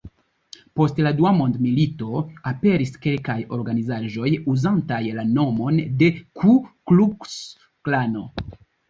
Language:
Esperanto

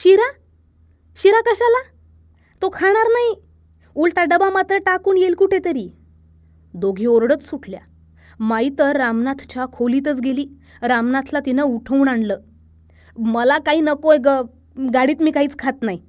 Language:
Marathi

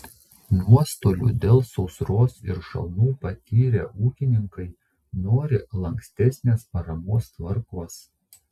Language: Lithuanian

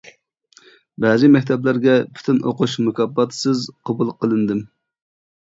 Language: Uyghur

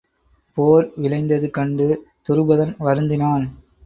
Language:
Tamil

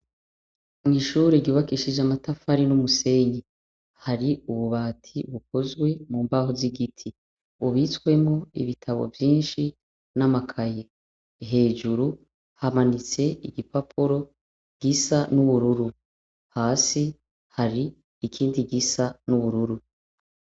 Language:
Rundi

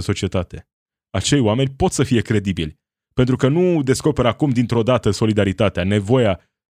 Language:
Romanian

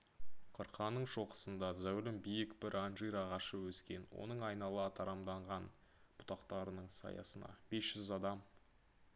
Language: Kazakh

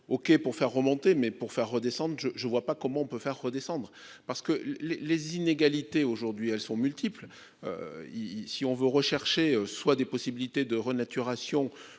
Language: French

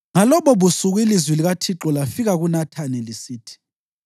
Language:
North Ndebele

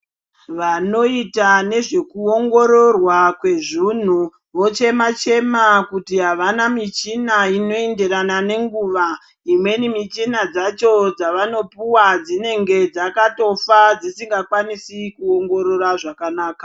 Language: Ndau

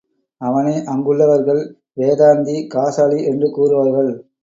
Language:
Tamil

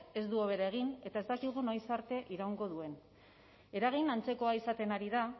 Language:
Basque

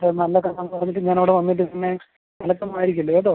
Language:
Malayalam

